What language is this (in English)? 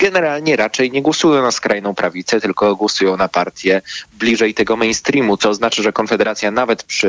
Polish